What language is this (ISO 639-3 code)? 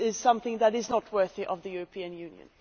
eng